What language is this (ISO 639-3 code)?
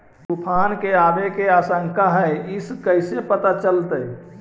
mag